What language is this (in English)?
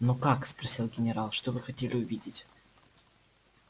Russian